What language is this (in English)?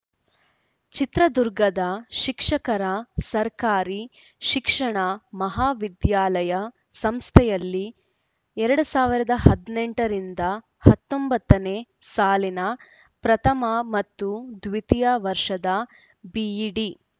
Kannada